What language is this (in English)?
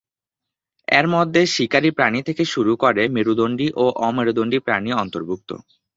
Bangla